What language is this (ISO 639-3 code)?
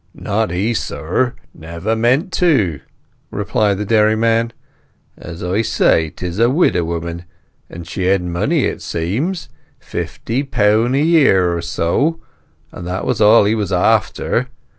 eng